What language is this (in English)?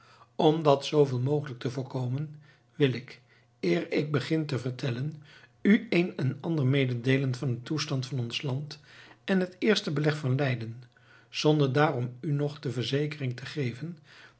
Dutch